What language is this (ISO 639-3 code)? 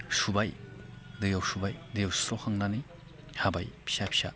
brx